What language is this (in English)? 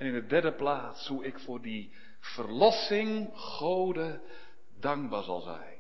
Dutch